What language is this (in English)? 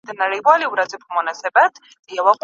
Pashto